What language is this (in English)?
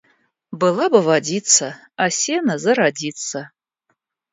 Russian